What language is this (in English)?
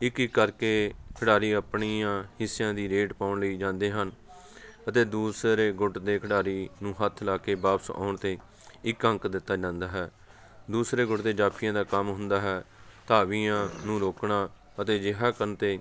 Punjabi